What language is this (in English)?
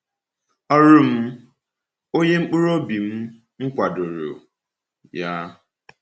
Igbo